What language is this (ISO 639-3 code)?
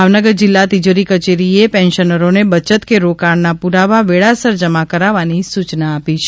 guj